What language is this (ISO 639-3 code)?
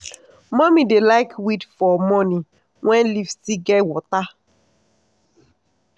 pcm